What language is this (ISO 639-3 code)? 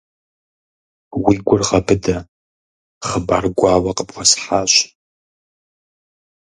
kbd